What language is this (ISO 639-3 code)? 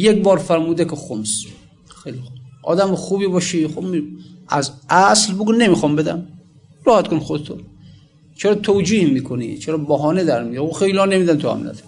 fas